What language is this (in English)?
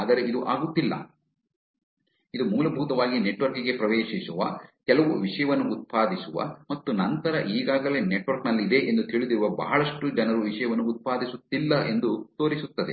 Kannada